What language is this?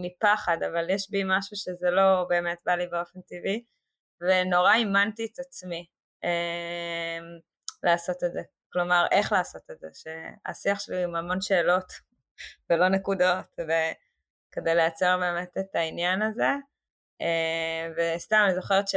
Hebrew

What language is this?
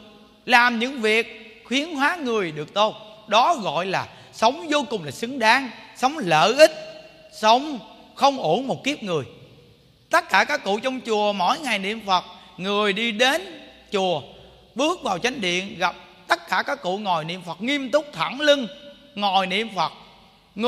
Vietnamese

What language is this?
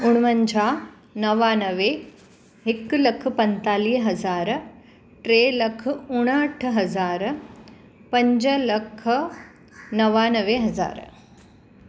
Sindhi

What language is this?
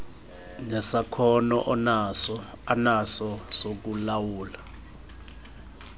Xhosa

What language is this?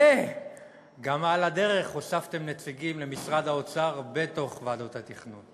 Hebrew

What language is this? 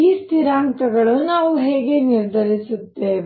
Kannada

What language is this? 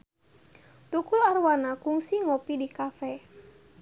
Sundanese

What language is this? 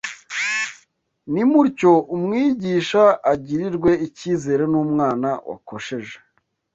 Kinyarwanda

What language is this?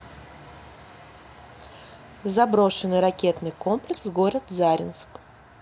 Russian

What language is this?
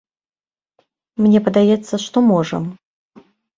Belarusian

